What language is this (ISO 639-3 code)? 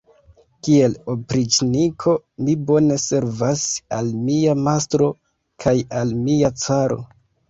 epo